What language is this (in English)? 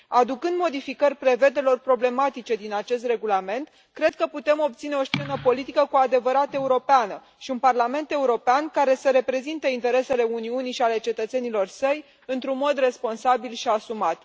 Romanian